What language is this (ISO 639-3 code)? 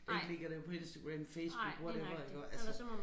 dan